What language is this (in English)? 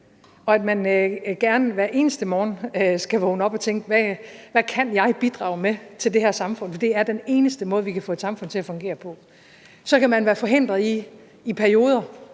Danish